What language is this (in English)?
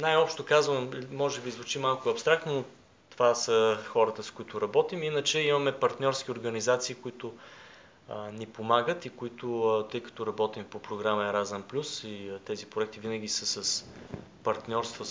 Bulgarian